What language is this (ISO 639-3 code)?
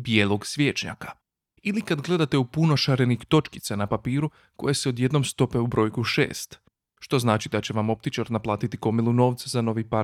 hrv